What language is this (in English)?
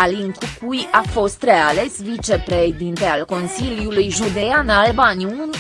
Romanian